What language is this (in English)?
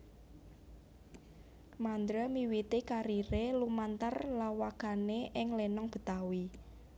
Javanese